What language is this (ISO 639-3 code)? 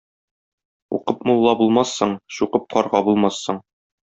tat